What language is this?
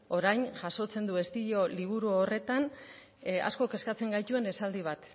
Basque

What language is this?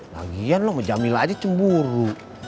Indonesian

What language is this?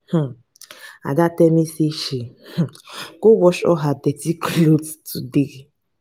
Nigerian Pidgin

